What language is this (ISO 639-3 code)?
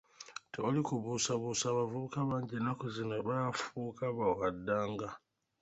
lug